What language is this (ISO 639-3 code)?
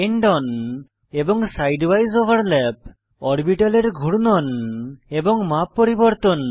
ben